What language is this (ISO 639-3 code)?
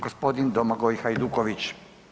hrv